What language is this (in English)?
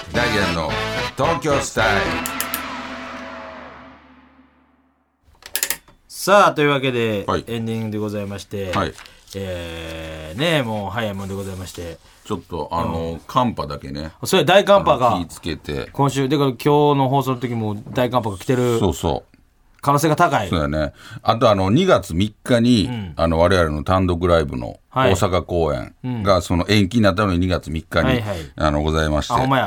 Japanese